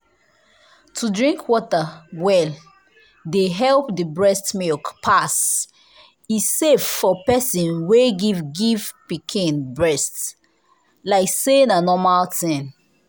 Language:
Nigerian Pidgin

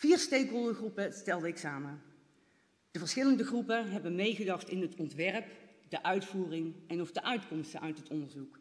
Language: Dutch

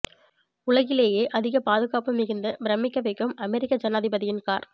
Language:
Tamil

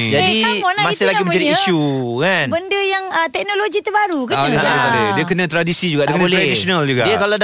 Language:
Malay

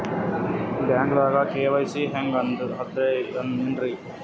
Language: Kannada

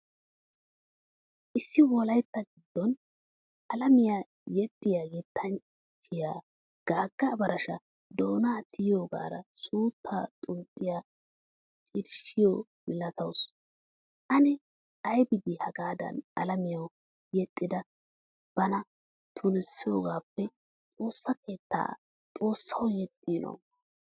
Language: Wolaytta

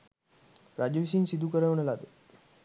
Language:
Sinhala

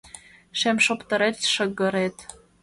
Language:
Mari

